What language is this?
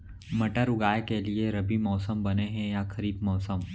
Chhattisgarhi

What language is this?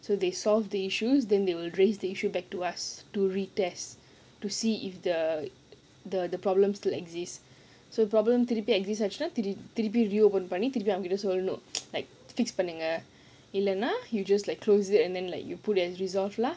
English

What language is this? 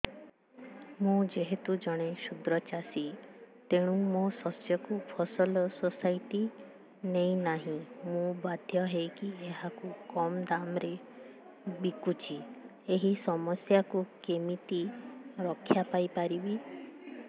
Odia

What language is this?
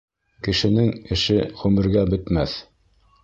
Bashkir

